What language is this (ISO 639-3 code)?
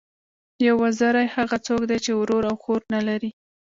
pus